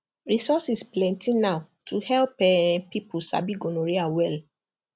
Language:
Nigerian Pidgin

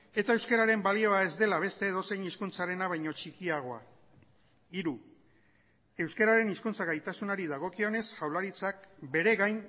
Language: Basque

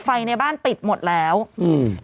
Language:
Thai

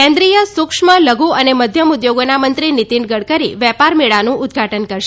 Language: Gujarati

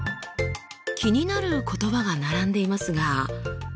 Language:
Japanese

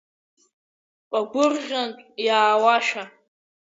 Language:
Abkhazian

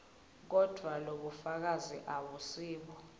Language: Swati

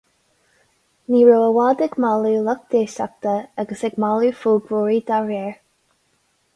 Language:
Irish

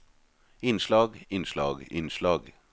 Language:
Norwegian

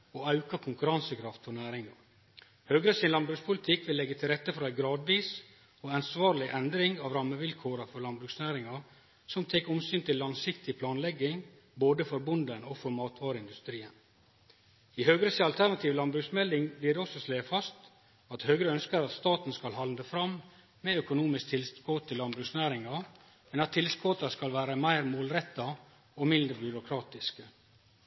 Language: Norwegian Nynorsk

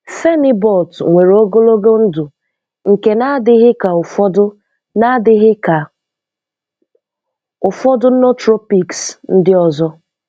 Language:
Igbo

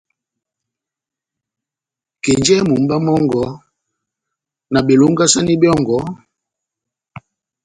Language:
Batanga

